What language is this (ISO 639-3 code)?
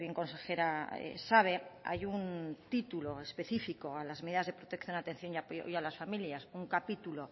spa